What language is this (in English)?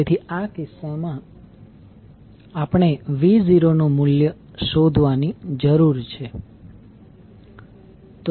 Gujarati